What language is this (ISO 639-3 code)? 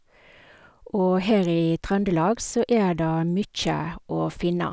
nor